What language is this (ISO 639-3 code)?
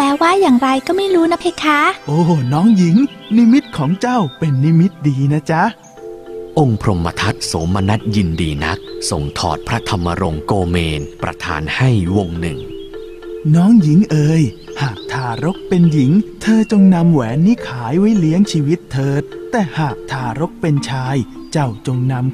tha